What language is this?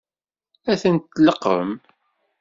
Kabyle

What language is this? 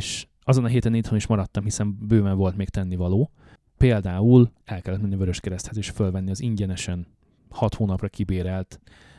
Hungarian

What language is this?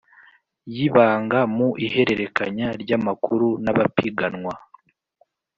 Kinyarwanda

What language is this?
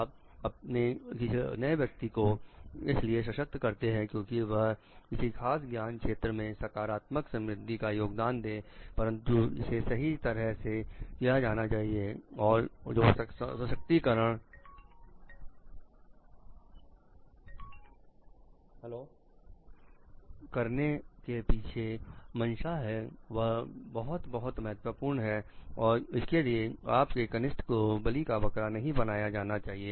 Hindi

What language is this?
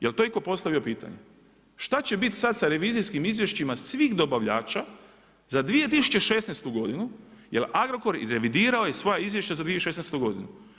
Croatian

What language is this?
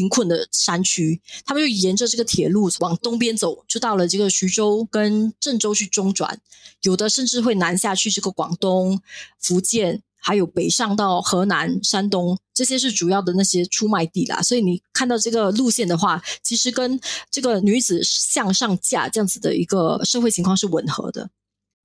Chinese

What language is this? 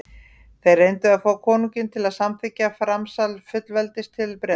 Icelandic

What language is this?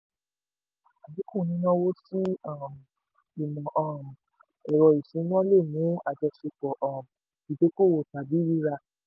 Yoruba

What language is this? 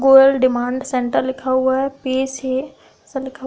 Hindi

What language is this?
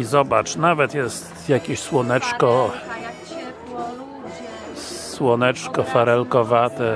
Polish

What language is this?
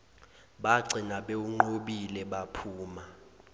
Zulu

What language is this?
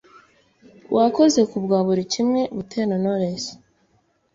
Kinyarwanda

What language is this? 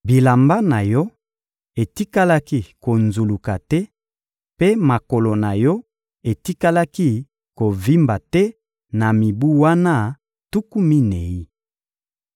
Lingala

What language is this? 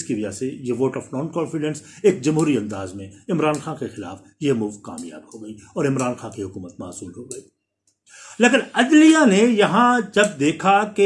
Urdu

